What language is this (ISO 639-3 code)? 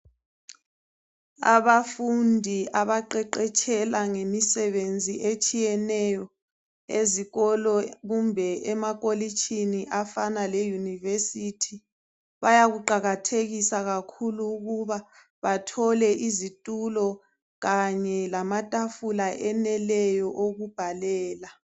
nde